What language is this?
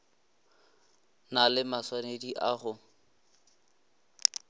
Northern Sotho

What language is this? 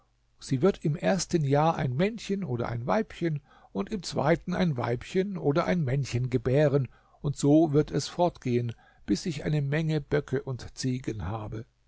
German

